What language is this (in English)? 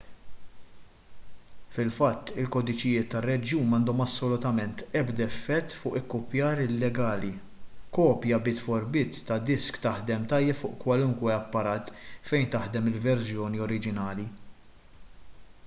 Maltese